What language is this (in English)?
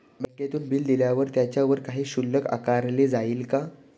Marathi